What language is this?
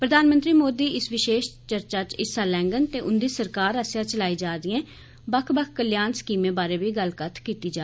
Dogri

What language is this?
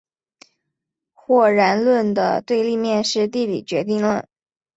Chinese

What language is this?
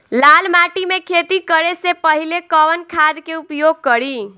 Bhojpuri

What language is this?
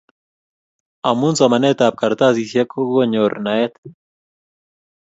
Kalenjin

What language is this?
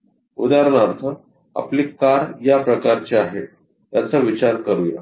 Marathi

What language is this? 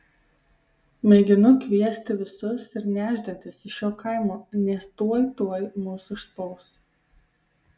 Lithuanian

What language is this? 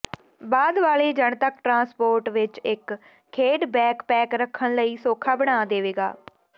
Punjabi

